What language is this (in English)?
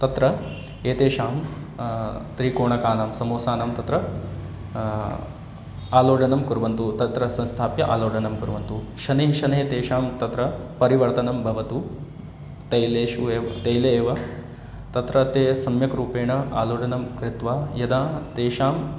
Sanskrit